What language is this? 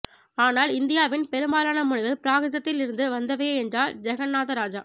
Tamil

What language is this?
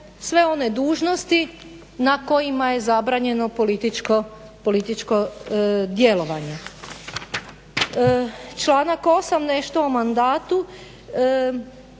Croatian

